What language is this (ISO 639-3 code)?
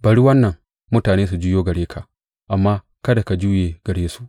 hau